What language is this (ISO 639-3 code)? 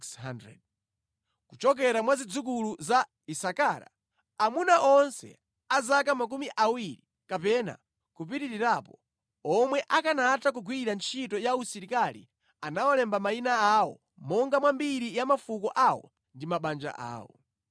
nya